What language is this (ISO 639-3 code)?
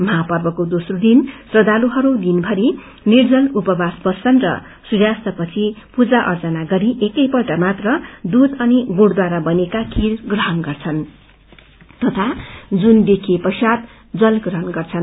nep